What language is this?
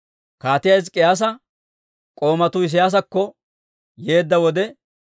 Dawro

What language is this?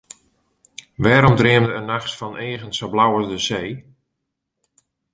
Western Frisian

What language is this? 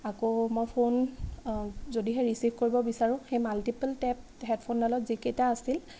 Assamese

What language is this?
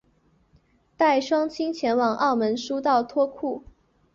Chinese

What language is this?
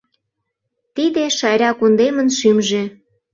Mari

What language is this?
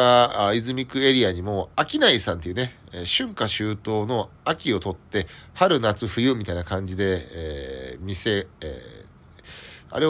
Japanese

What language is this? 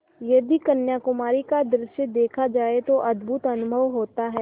Hindi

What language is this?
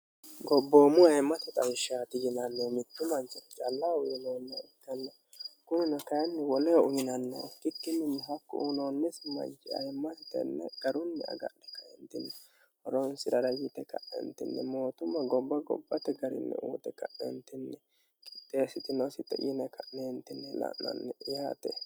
Sidamo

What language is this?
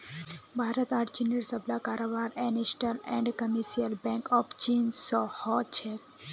Magahi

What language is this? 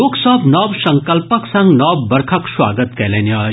Maithili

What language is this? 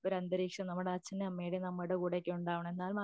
Malayalam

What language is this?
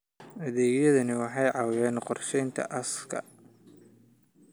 Somali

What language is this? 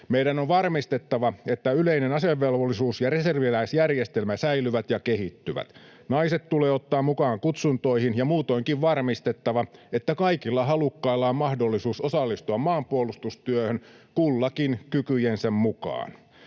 Finnish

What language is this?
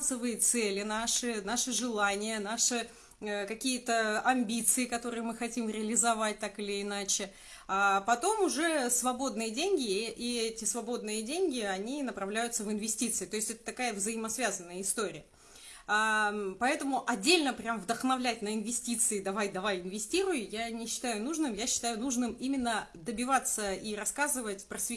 Russian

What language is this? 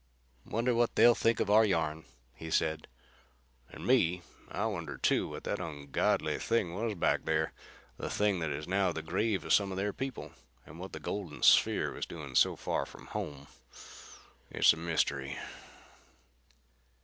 English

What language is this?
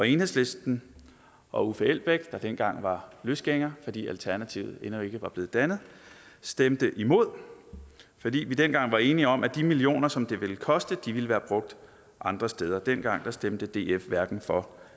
Danish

